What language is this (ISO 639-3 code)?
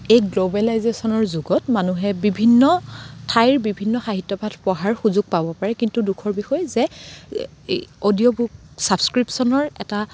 asm